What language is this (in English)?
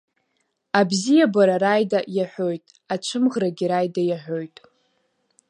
Abkhazian